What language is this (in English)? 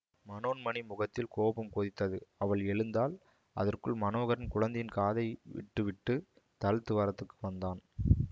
Tamil